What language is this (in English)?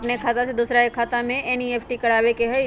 Magahi